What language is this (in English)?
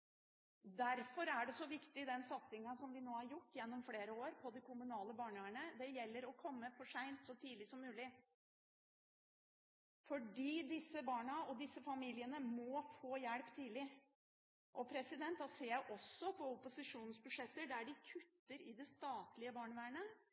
Norwegian Bokmål